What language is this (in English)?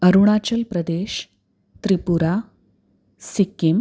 Marathi